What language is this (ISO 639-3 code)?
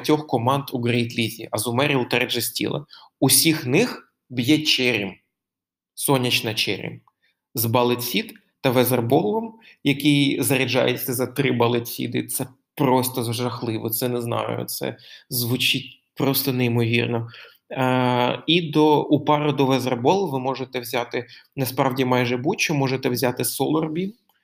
ukr